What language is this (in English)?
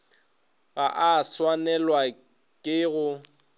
Northern Sotho